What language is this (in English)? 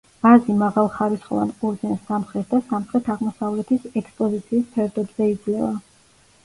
Georgian